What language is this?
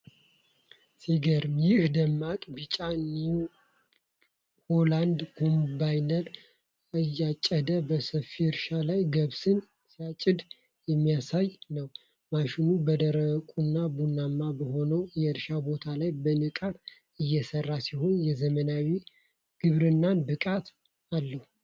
Amharic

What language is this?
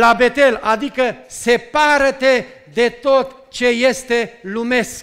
Romanian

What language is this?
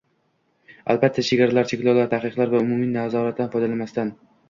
Uzbek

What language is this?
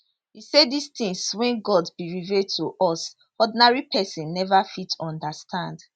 Nigerian Pidgin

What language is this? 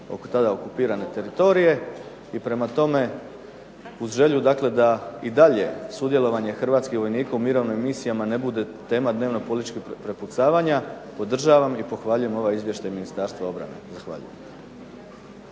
Croatian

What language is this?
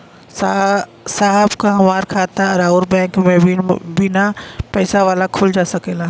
Bhojpuri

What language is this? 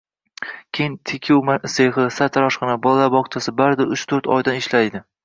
Uzbek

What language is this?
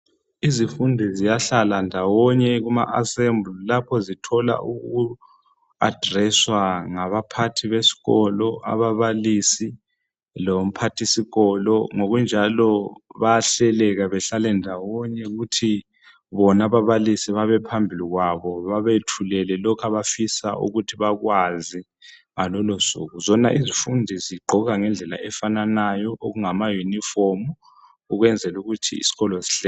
North Ndebele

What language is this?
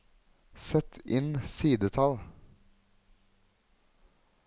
Norwegian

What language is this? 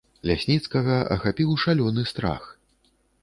Belarusian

